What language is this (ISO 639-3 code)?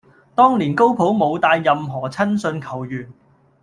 yue